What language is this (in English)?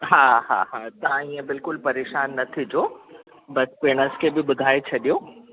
Sindhi